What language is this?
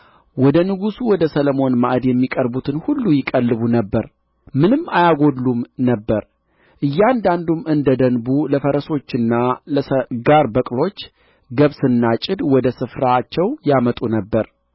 Amharic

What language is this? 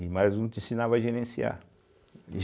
Portuguese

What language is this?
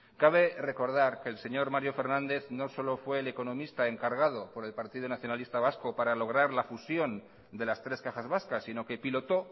Spanish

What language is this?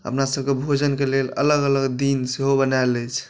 Maithili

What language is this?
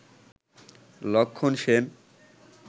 Bangla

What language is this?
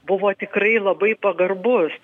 Lithuanian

